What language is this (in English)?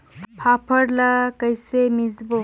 Chhattisgarhi